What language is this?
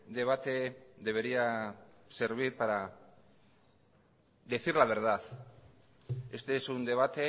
Spanish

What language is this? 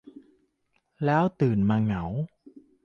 Thai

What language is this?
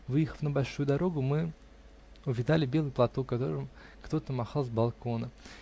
Russian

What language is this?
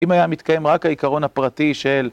Hebrew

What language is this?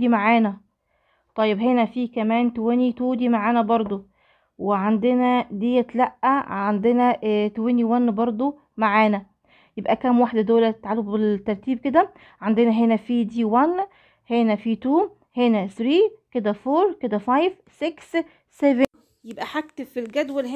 Arabic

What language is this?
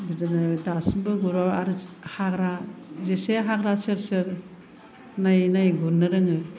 Bodo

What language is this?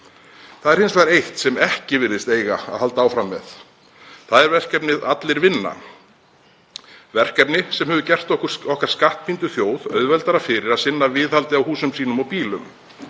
Icelandic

